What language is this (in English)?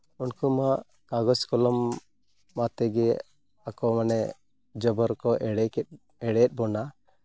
Santali